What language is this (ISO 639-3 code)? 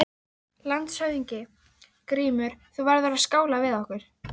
isl